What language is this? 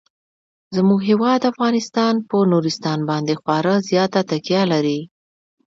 Pashto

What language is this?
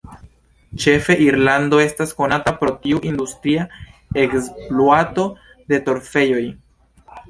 Esperanto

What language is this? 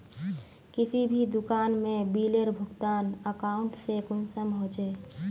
Magahi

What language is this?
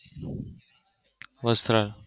Gujarati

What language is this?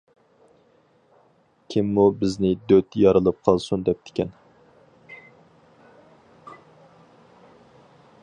Uyghur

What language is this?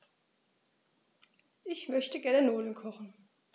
German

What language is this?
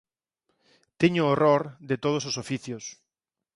Galician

